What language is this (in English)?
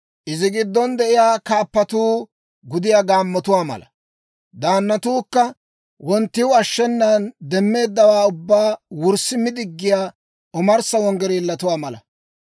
Dawro